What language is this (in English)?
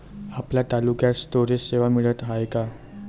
Marathi